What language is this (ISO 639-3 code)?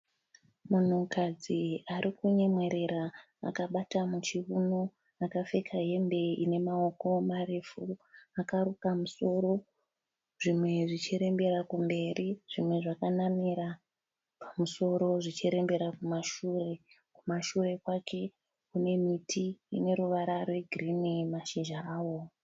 sna